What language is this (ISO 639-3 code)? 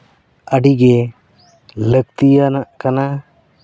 sat